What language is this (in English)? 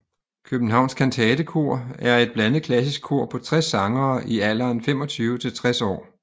Danish